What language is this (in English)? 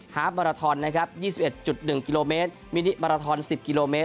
Thai